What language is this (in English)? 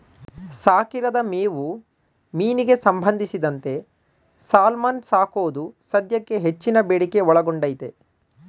Kannada